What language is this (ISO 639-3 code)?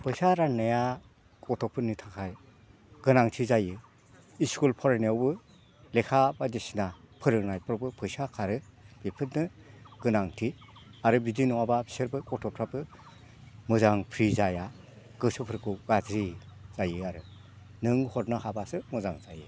brx